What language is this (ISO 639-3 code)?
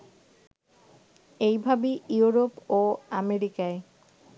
ben